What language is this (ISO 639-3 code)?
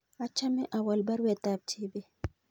kln